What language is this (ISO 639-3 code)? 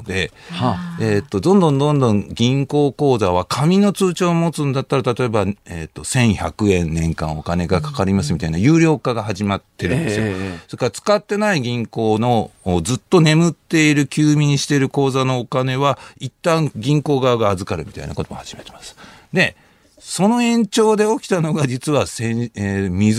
jpn